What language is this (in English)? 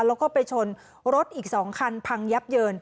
Thai